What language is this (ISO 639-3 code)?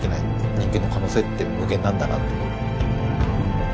jpn